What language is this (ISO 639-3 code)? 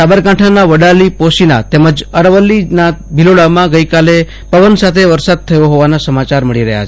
guj